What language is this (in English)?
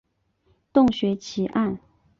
Chinese